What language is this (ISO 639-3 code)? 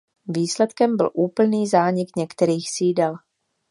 ces